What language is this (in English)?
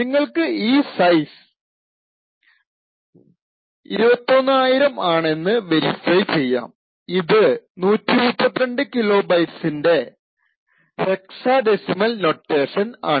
Malayalam